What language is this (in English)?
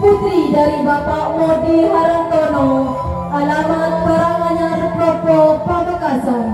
Malay